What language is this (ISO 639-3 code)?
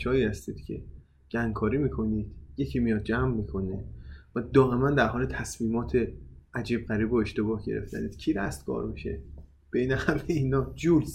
fas